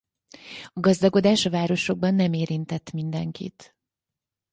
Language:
Hungarian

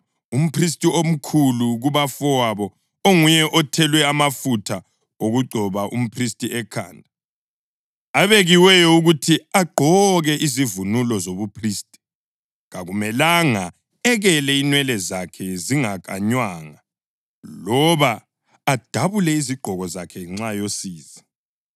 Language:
North Ndebele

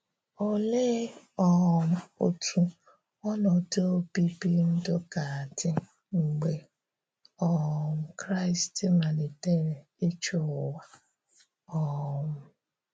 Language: Igbo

